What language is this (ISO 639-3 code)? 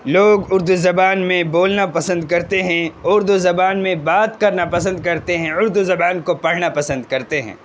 urd